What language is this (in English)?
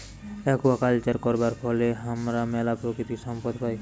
Bangla